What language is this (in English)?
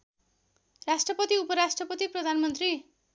Nepali